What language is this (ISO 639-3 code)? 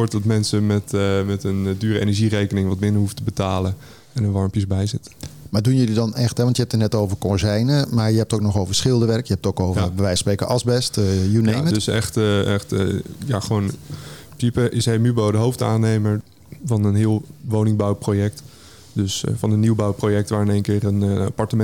nld